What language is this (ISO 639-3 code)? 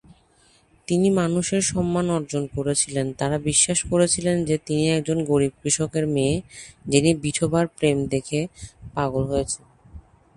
ben